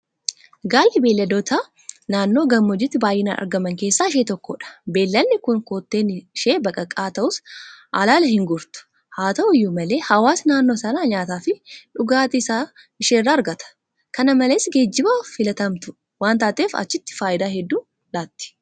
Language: Oromo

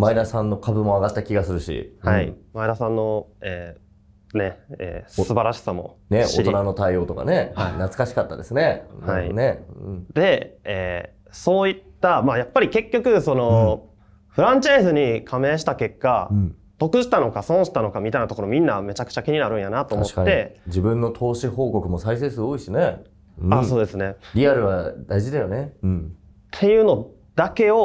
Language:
Japanese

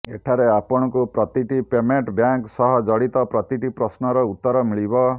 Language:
Odia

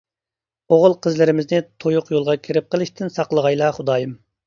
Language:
Uyghur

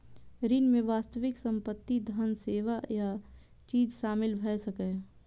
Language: Maithili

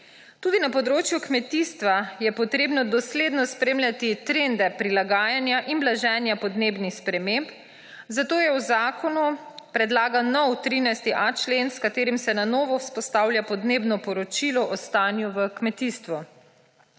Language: Slovenian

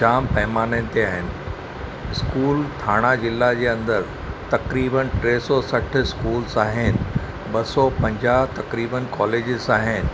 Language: Sindhi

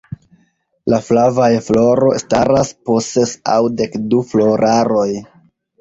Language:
Esperanto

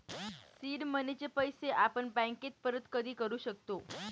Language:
Marathi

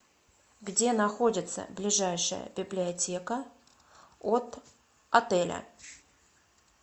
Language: Russian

